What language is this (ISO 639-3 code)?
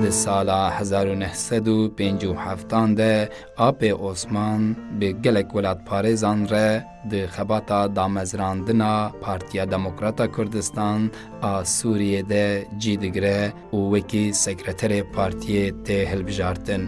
tur